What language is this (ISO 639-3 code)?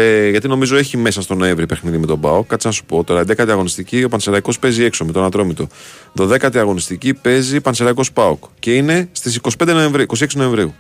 ell